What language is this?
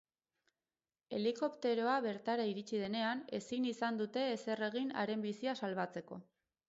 Basque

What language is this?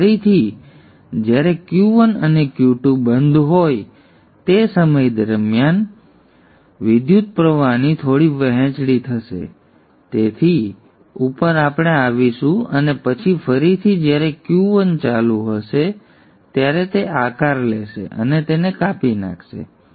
Gujarati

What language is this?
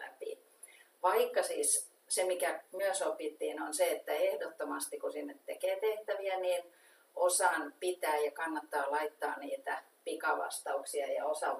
Finnish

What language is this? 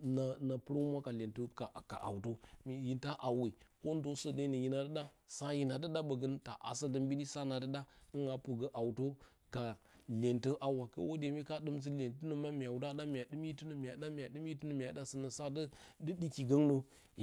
Bacama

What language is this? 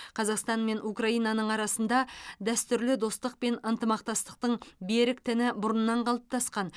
Kazakh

